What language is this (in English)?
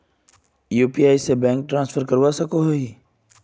Magahi